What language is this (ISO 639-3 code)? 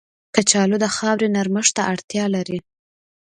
pus